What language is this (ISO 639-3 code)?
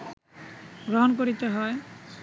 ben